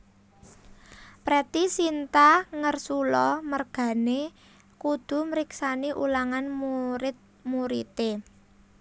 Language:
Javanese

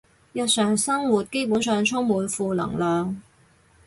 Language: Cantonese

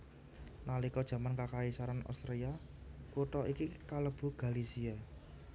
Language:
Javanese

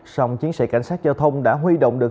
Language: Vietnamese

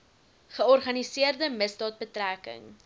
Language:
Afrikaans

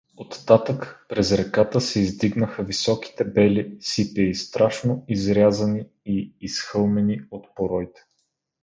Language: Bulgarian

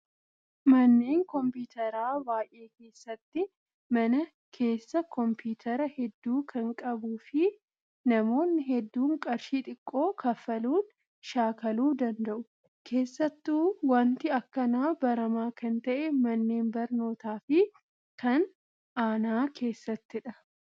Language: Oromo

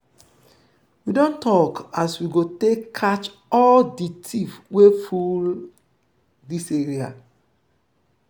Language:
Nigerian Pidgin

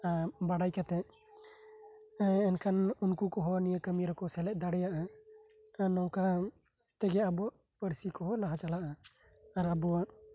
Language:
Santali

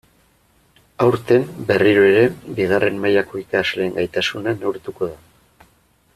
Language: Basque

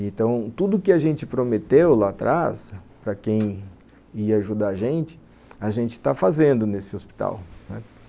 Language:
Portuguese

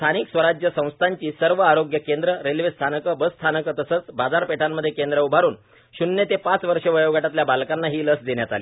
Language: Marathi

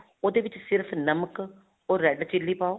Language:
Punjabi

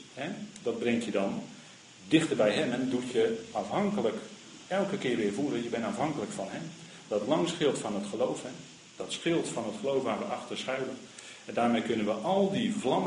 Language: Dutch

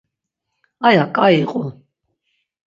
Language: Laz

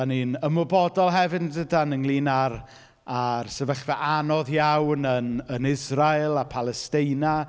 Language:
Welsh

